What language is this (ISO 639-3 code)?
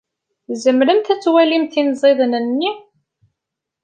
kab